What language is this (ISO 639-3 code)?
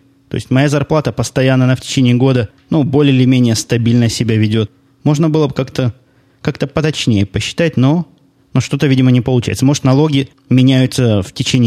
rus